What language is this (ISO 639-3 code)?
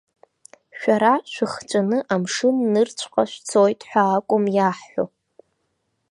abk